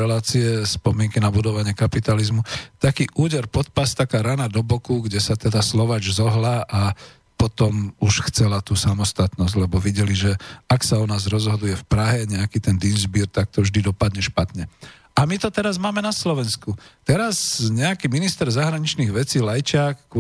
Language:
Slovak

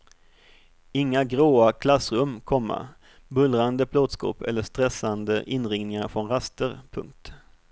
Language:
Swedish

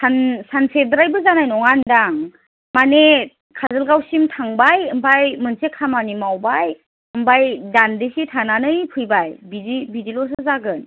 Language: Bodo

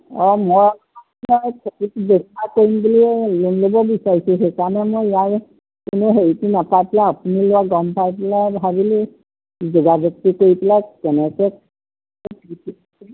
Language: Assamese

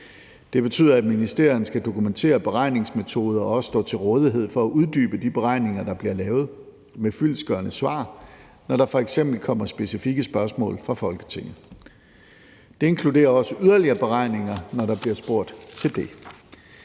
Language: Danish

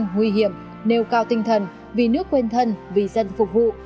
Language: Vietnamese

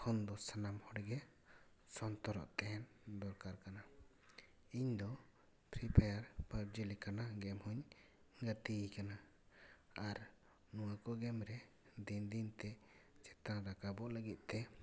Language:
Santali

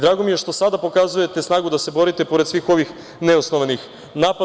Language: Serbian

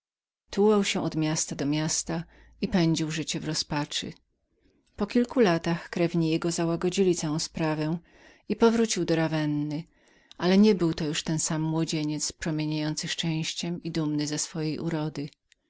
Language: Polish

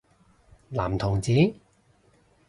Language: Cantonese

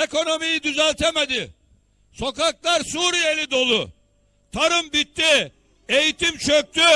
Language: Turkish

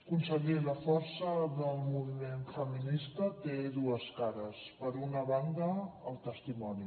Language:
Catalan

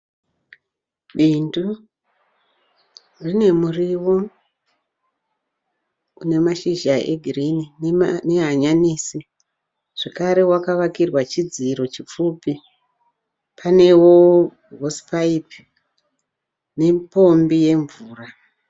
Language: Shona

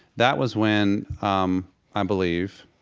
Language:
English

